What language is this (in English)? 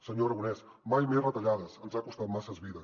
Catalan